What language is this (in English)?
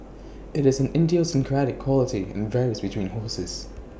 English